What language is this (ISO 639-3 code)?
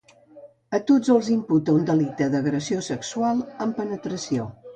cat